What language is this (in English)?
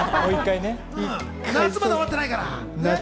Japanese